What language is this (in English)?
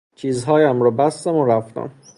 Persian